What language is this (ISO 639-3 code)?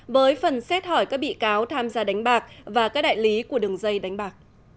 vie